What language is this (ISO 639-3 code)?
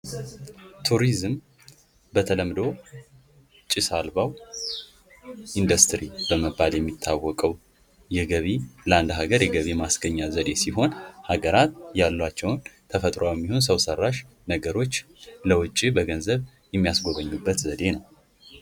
amh